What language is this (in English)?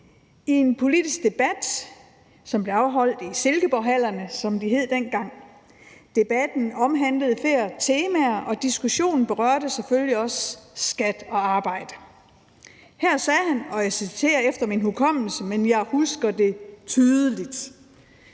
Danish